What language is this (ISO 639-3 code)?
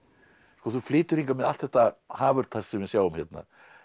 isl